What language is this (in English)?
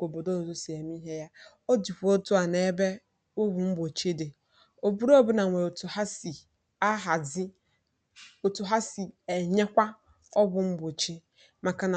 Igbo